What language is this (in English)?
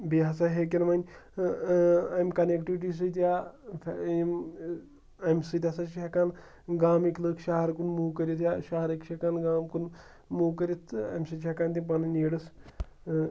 Kashmiri